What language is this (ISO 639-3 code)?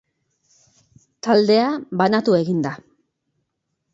eus